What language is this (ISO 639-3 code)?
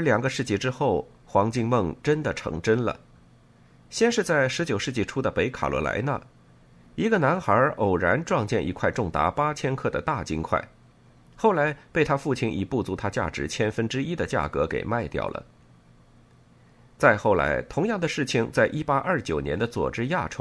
zho